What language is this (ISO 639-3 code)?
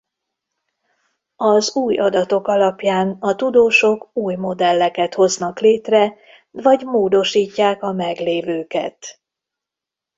hun